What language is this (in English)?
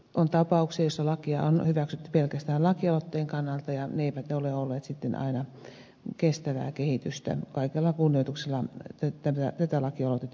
Finnish